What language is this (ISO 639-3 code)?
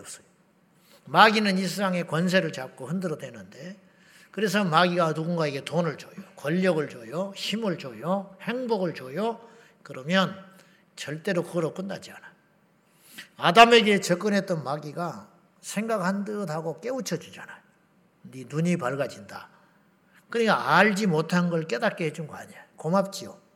kor